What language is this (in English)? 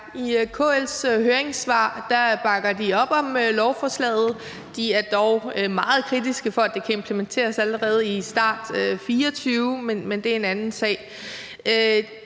Danish